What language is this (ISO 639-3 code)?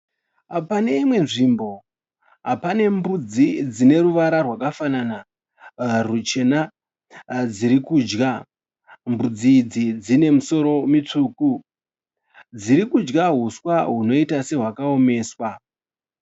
sna